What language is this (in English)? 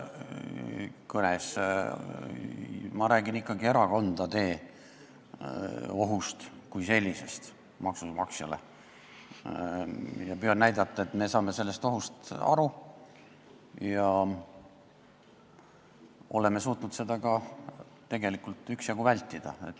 Estonian